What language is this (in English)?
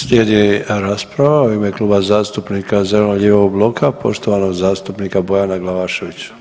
Croatian